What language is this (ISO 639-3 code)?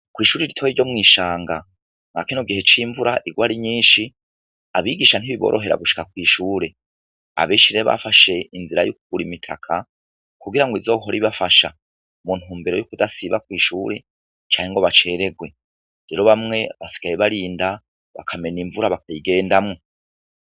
run